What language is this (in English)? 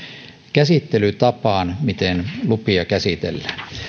Finnish